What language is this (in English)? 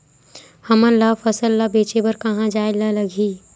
Chhattisgarhi